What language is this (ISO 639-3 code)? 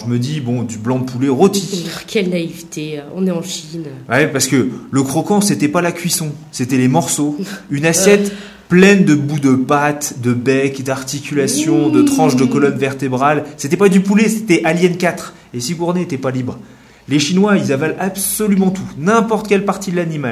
fra